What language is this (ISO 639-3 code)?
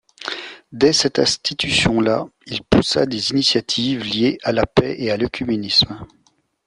fra